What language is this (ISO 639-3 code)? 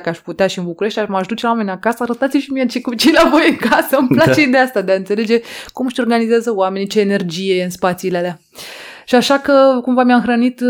ron